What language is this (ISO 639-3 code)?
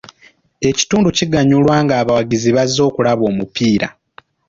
lug